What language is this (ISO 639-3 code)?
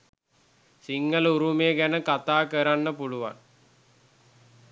sin